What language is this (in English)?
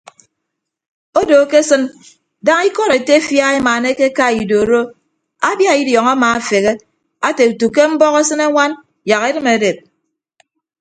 Ibibio